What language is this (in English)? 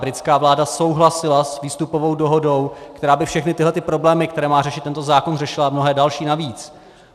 Czech